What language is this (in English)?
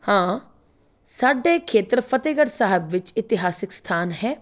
Punjabi